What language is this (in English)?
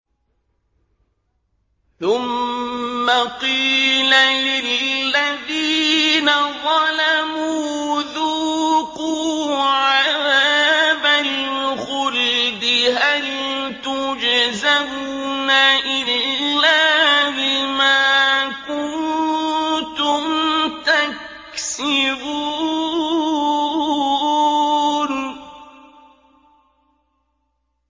Arabic